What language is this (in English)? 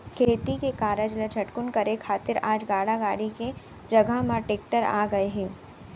Chhattisgarhi